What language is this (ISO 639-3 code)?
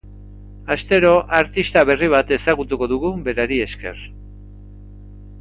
eus